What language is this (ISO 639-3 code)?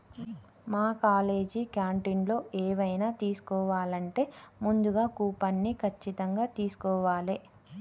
tel